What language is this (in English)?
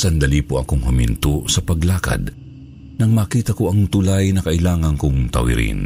Filipino